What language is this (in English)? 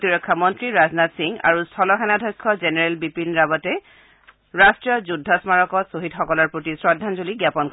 Assamese